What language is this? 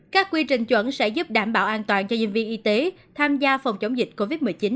Vietnamese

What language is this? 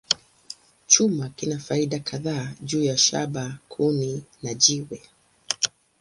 Swahili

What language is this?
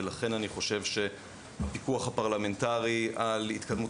Hebrew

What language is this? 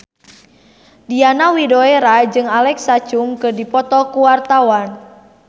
Sundanese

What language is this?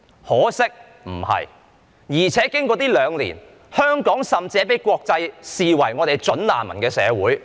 Cantonese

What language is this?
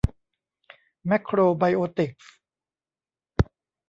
Thai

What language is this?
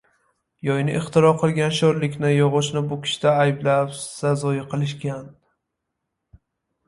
Uzbek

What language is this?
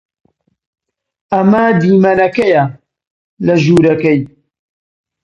Central Kurdish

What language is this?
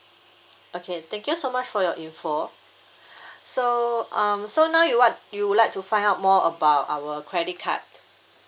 English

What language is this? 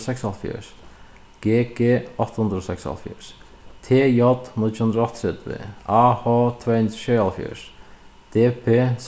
Faroese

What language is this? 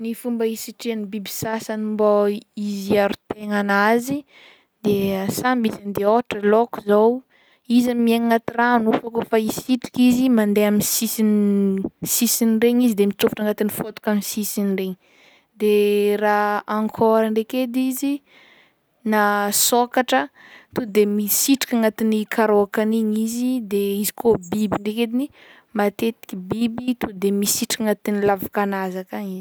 Northern Betsimisaraka Malagasy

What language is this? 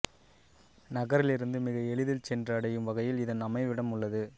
Tamil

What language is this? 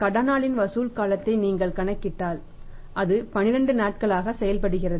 Tamil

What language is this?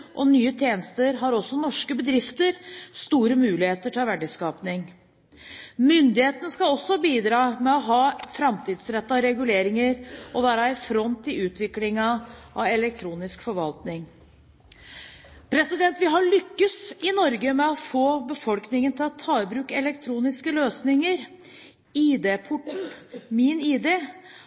Norwegian Bokmål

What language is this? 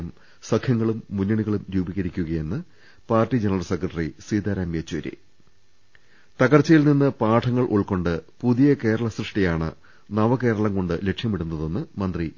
Malayalam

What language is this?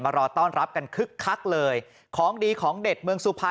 Thai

